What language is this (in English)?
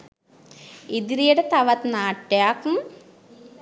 Sinhala